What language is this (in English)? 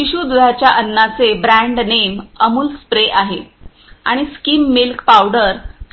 Marathi